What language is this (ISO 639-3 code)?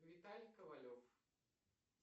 rus